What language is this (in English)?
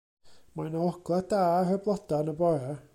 Welsh